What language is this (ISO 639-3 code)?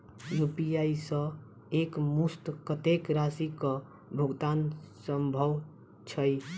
mai